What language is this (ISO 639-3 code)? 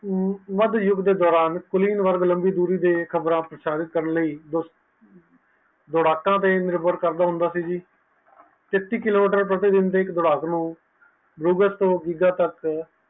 pan